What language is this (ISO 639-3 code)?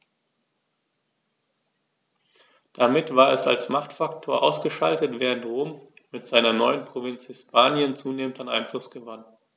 deu